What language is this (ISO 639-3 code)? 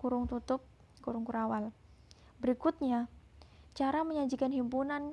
ind